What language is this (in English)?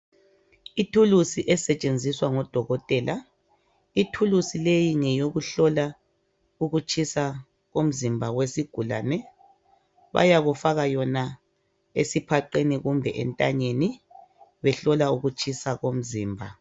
North Ndebele